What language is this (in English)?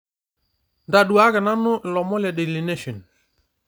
Masai